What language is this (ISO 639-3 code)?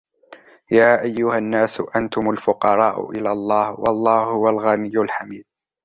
ara